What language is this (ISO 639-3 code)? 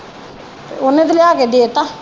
pan